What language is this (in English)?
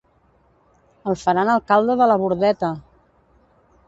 Catalan